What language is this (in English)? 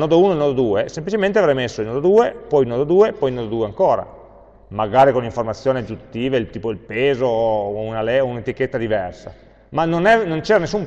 Italian